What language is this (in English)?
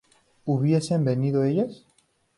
Spanish